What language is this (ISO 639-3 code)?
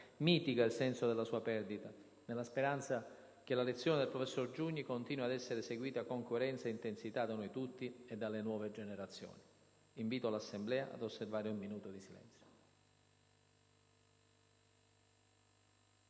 ita